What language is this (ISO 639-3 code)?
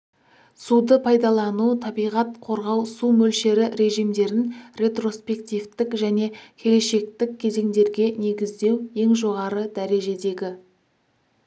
kaz